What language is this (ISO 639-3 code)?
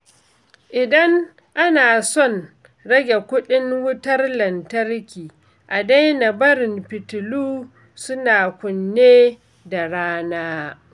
hau